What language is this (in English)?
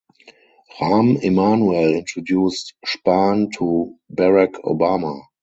English